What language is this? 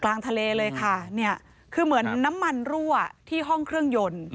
Thai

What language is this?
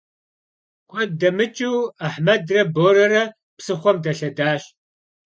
Kabardian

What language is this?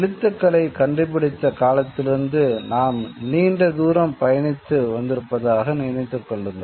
Tamil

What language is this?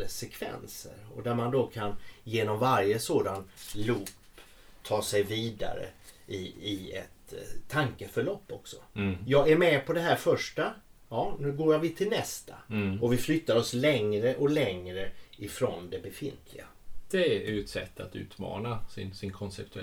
Swedish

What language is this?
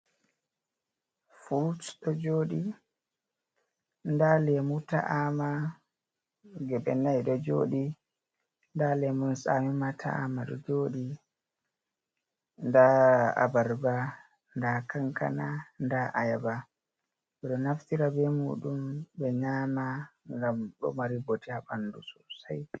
Fula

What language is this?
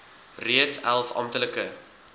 Afrikaans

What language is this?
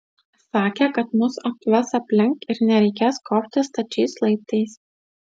Lithuanian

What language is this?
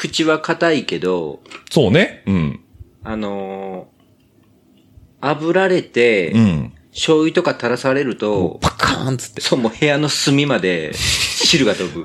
Japanese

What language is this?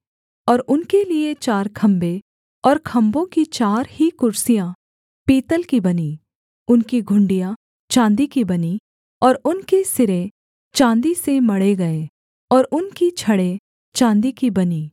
Hindi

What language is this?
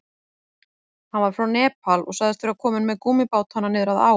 Icelandic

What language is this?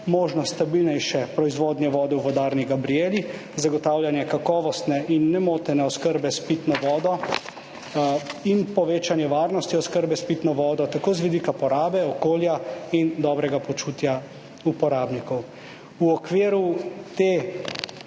Slovenian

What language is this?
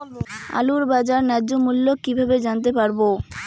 Bangla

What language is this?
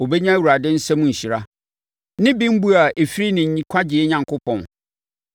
Akan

